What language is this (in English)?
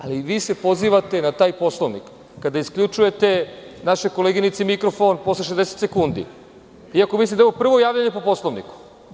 Serbian